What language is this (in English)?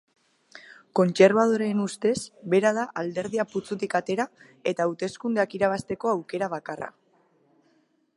Basque